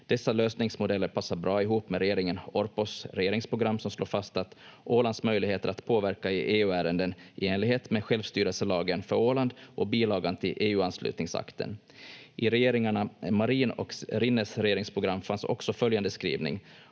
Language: Finnish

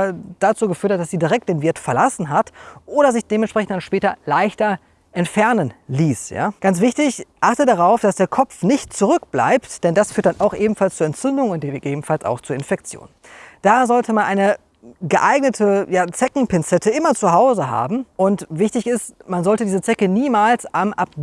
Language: German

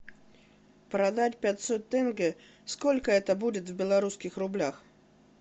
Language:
Russian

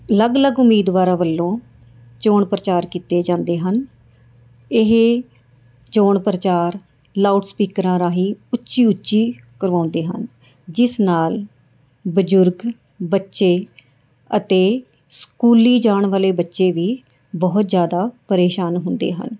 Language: Punjabi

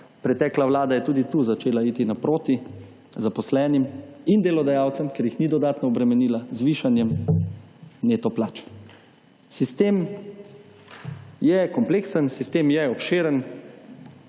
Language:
Slovenian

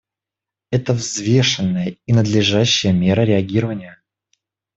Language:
Russian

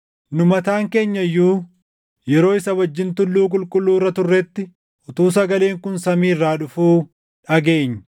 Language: Oromo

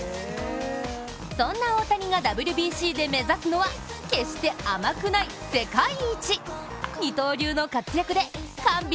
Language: Japanese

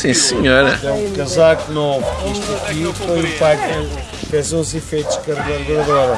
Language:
Portuguese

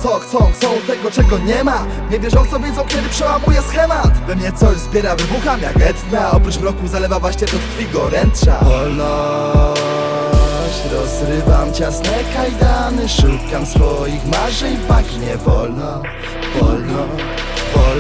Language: Polish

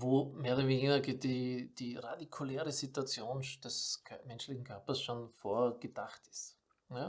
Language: German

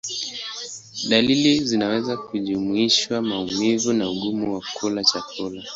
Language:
Swahili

